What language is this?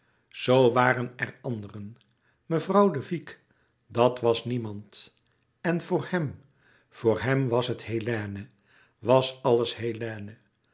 Dutch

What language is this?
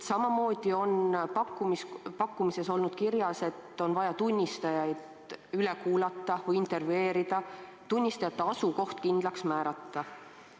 Estonian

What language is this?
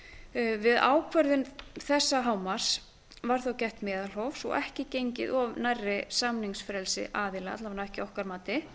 Icelandic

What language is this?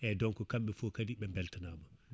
Fula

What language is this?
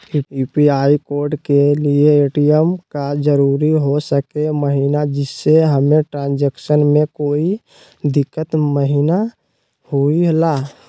Magahi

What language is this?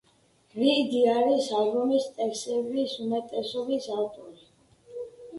Georgian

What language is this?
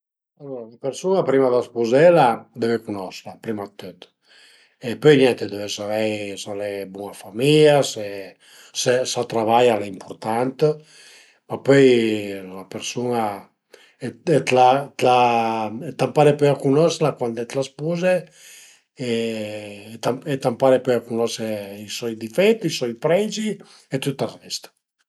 Piedmontese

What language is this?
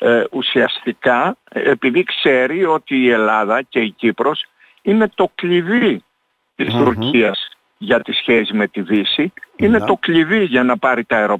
Greek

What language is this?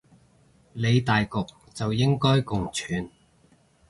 Cantonese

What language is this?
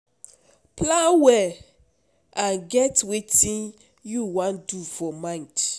Nigerian Pidgin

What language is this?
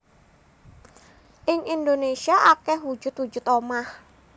Javanese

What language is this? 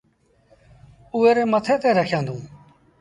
Sindhi Bhil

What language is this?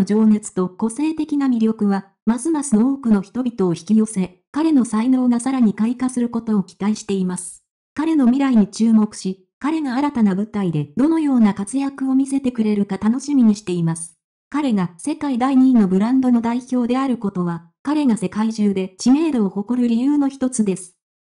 Japanese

